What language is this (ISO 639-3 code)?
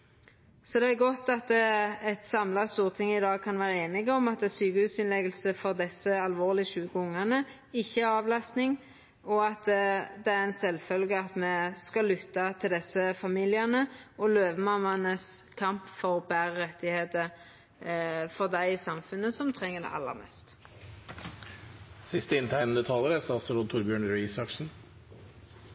nno